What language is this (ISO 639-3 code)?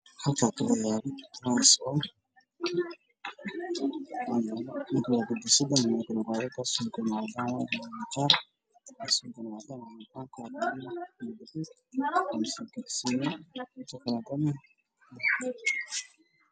som